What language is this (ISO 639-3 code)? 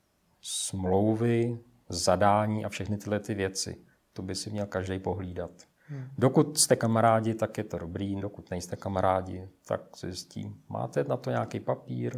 ces